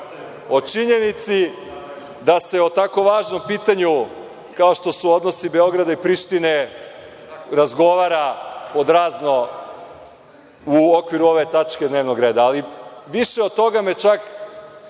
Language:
Serbian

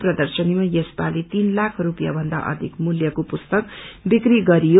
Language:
Nepali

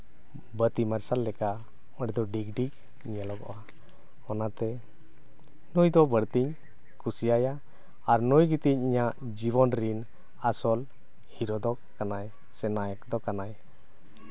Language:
Santali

